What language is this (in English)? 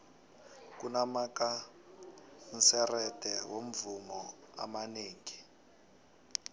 South Ndebele